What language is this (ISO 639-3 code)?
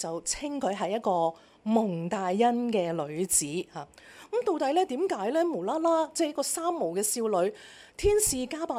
zho